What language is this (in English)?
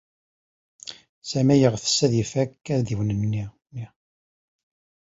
Kabyle